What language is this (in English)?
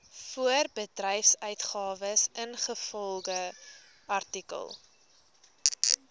Afrikaans